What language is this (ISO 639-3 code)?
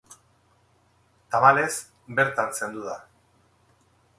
eus